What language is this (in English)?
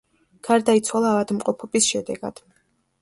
Georgian